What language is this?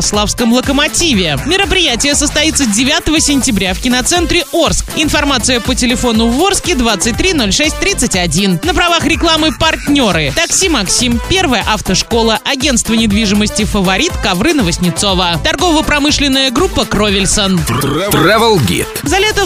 Russian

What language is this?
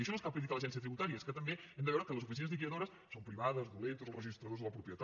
Catalan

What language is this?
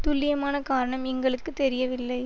Tamil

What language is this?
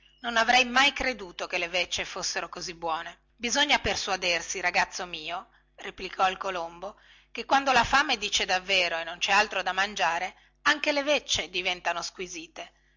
Italian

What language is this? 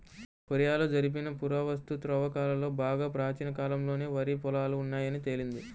Telugu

